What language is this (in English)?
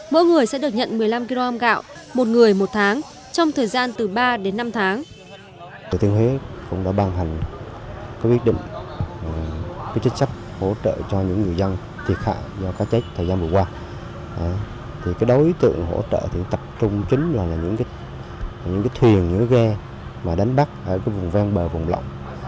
Vietnamese